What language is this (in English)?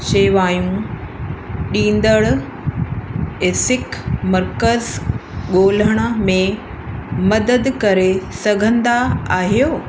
Sindhi